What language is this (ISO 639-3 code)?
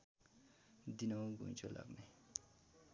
nep